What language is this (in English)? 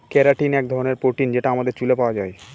Bangla